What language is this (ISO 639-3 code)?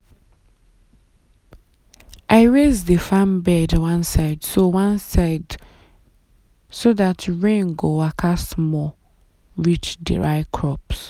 pcm